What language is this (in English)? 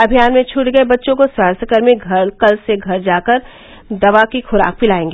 Hindi